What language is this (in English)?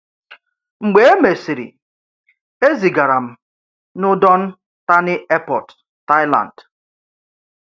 Igbo